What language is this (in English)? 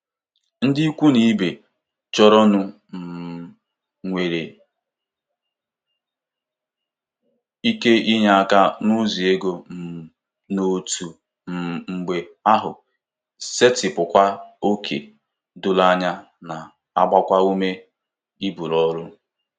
Igbo